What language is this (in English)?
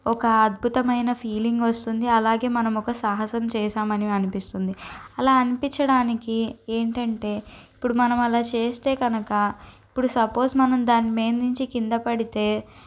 Telugu